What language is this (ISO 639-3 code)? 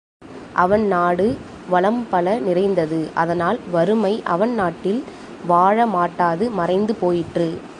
tam